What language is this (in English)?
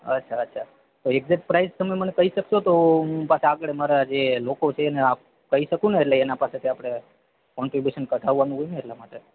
Gujarati